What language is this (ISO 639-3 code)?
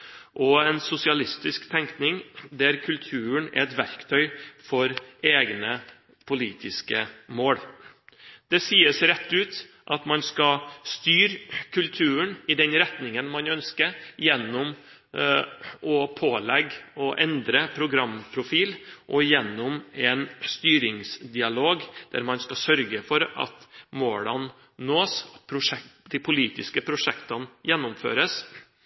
nob